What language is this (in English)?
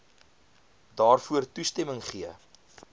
Afrikaans